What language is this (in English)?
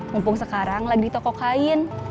Indonesian